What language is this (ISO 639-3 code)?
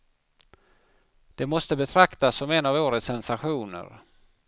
swe